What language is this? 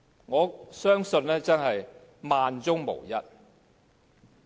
Cantonese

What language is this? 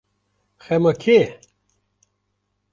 Kurdish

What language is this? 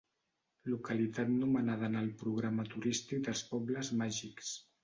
Catalan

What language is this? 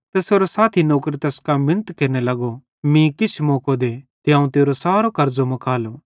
Bhadrawahi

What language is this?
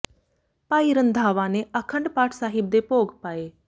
Punjabi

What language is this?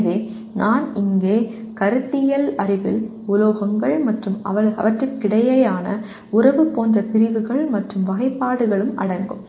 Tamil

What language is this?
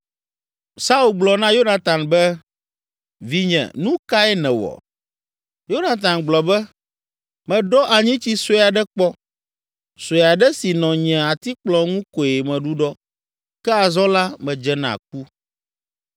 Ewe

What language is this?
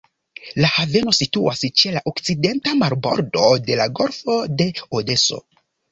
Esperanto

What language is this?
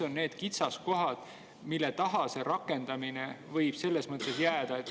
Estonian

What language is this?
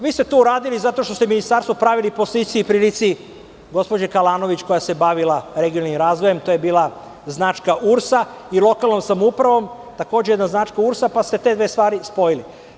Serbian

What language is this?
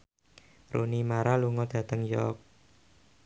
Javanese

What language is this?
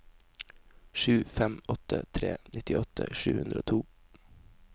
Norwegian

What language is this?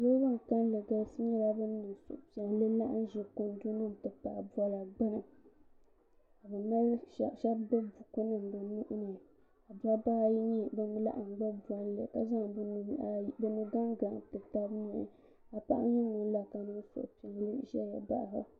Dagbani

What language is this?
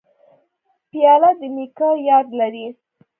Pashto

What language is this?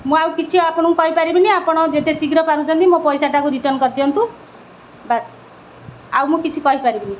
Odia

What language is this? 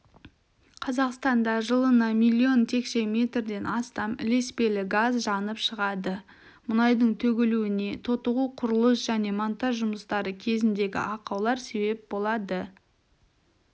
Kazakh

